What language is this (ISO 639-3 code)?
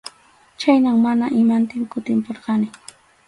qxu